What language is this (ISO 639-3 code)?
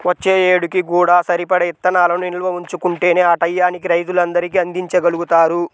tel